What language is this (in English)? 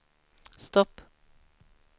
Swedish